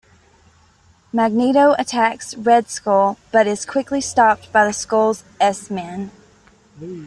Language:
English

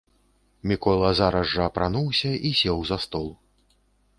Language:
Belarusian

